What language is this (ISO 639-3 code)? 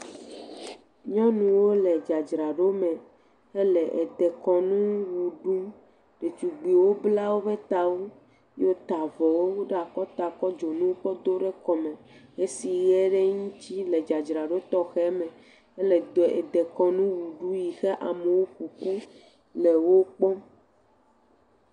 ewe